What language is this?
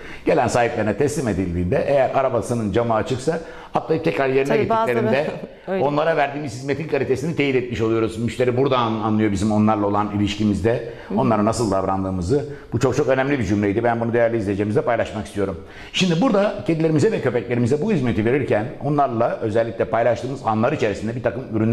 Turkish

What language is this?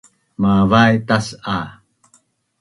Bunun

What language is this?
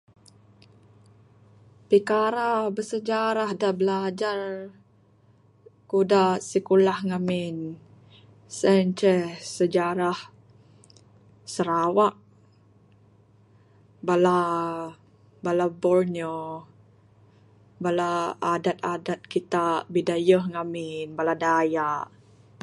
Bukar-Sadung Bidayuh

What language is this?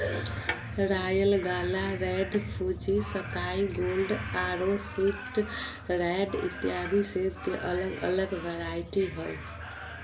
Magahi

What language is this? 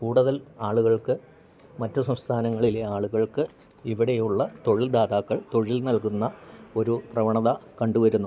Malayalam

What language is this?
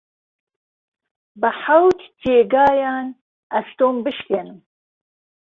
Central Kurdish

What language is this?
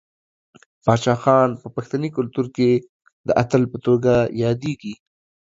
Pashto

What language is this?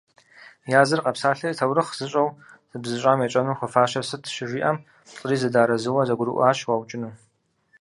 Kabardian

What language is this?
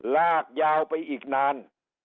Thai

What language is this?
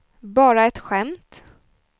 Swedish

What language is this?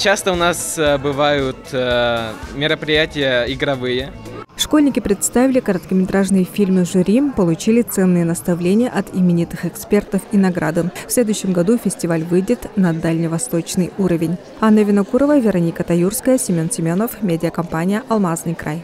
Russian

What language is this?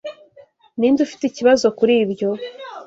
Kinyarwanda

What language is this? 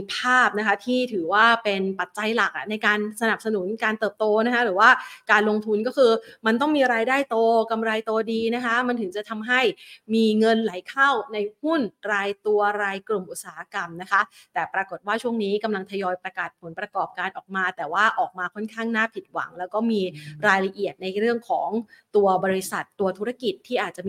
Thai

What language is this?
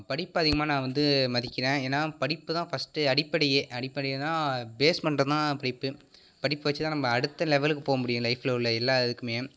Tamil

